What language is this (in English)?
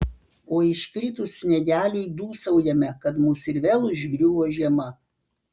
Lithuanian